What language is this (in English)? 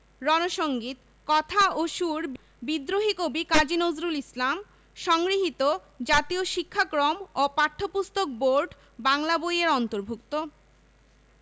Bangla